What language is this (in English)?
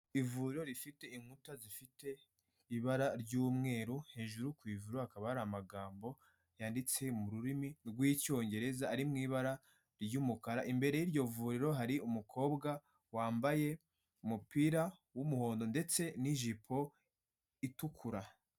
Kinyarwanda